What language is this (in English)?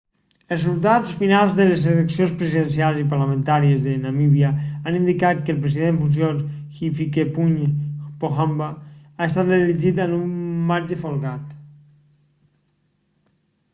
Catalan